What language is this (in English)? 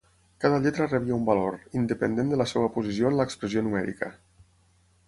Catalan